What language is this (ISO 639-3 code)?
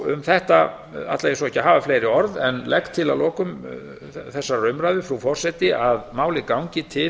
isl